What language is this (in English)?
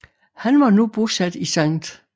Danish